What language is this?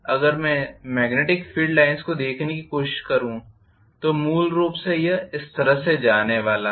Hindi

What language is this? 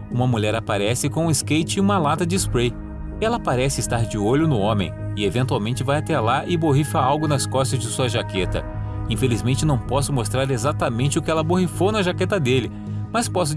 Portuguese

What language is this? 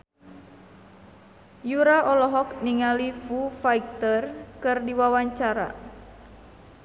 Sundanese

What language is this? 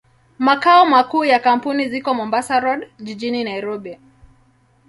Swahili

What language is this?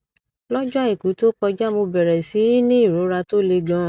Yoruba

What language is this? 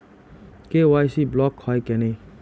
Bangla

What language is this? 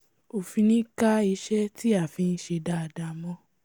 Yoruba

